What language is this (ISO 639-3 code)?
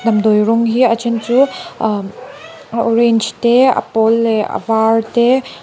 lus